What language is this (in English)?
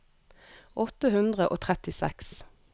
Norwegian